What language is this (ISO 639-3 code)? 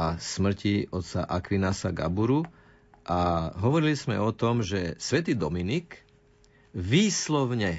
slk